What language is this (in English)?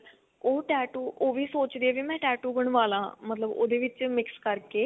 Punjabi